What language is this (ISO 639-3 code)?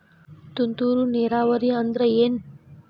kan